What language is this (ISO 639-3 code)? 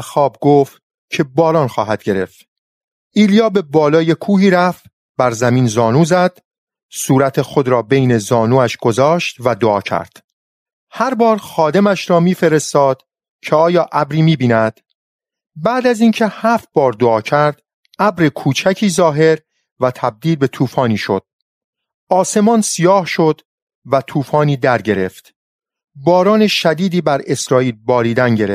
fas